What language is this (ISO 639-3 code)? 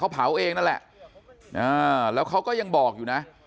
tha